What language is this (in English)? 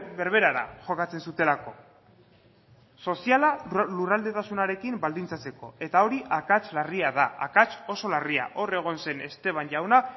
Basque